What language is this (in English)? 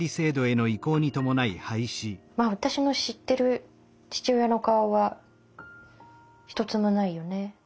Japanese